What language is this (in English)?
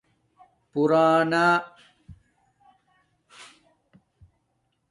Domaaki